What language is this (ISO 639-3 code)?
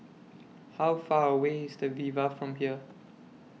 eng